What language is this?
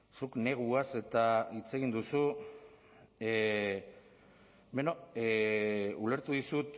Basque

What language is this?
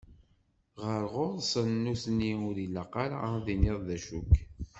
Kabyle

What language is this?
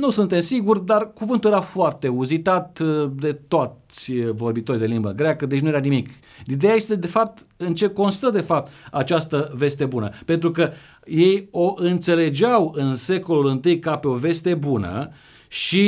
Romanian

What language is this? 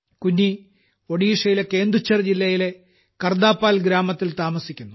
Malayalam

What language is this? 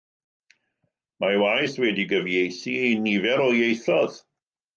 Welsh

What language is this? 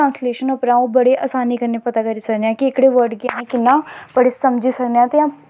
Dogri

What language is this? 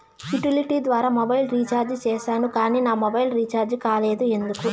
Telugu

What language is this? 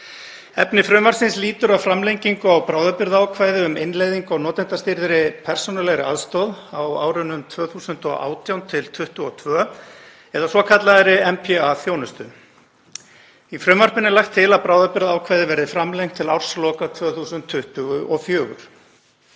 Icelandic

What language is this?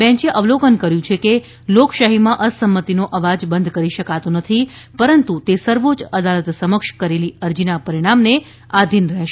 Gujarati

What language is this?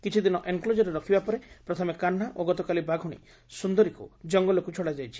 Odia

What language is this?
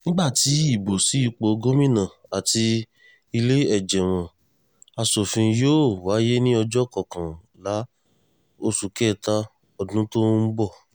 Yoruba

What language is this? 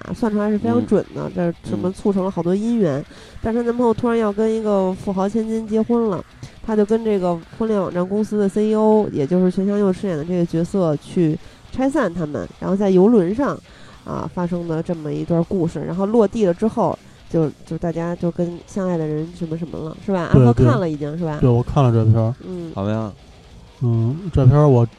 Chinese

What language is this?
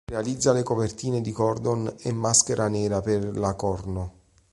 Italian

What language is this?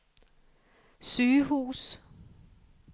Danish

